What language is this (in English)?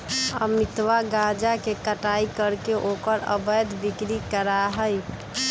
Magahi